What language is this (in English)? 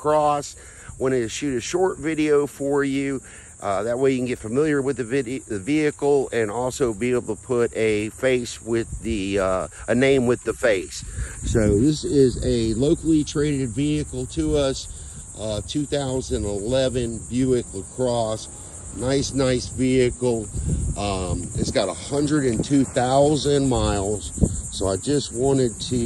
English